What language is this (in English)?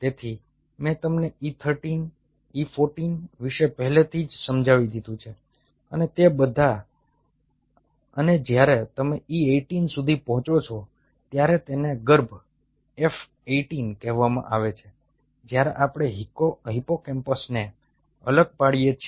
Gujarati